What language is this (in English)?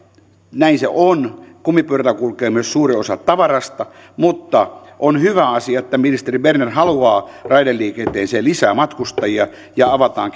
Finnish